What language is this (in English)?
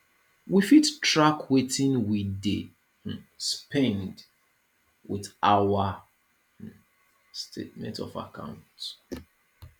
Nigerian Pidgin